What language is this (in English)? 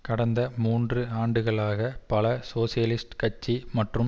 Tamil